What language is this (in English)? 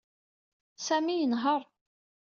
Kabyle